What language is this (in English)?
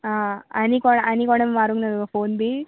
Konkani